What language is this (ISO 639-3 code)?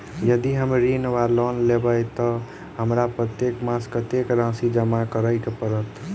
mai